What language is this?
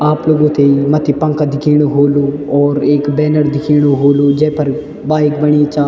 Garhwali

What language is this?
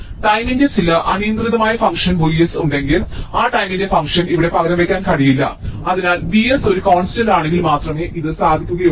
Malayalam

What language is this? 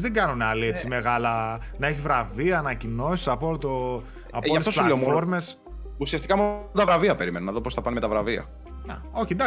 Greek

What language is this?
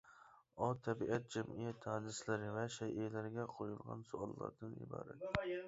Uyghur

